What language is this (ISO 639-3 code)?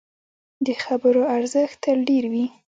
pus